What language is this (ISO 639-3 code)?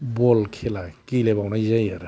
brx